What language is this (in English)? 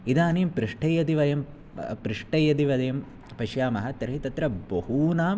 Sanskrit